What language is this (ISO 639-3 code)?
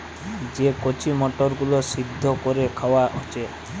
ben